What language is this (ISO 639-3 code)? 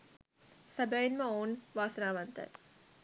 sin